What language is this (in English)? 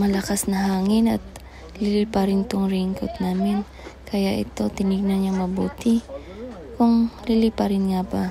Filipino